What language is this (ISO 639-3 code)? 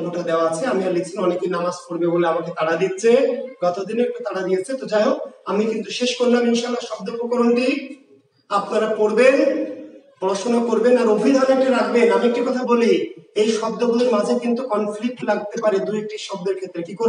hin